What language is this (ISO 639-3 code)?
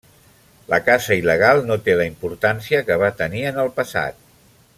cat